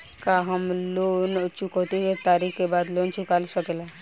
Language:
Bhojpuri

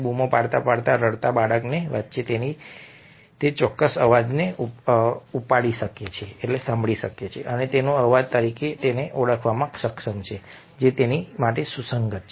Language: Gujarati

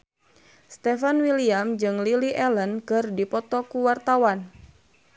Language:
Sundanese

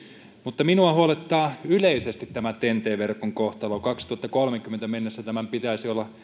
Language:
Finnish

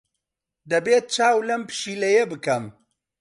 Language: Central Kurdish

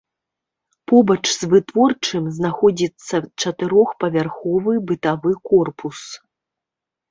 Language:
Belarusian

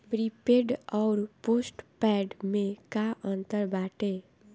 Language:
Bhojpuri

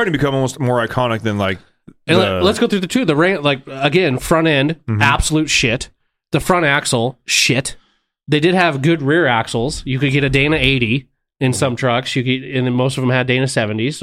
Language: English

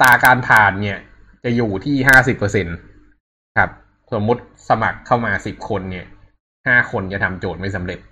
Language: Thai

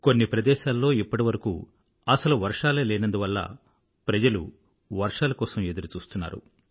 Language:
Telugu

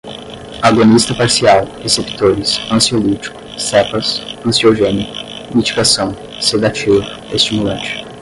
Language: Portuguese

